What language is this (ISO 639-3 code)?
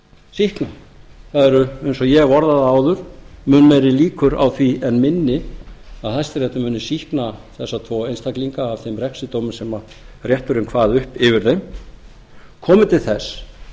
isl